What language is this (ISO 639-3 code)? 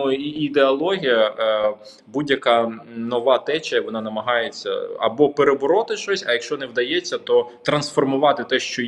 ukr